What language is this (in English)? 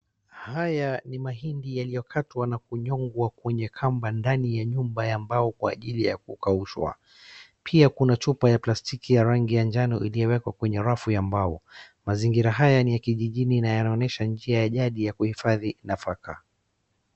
Swahili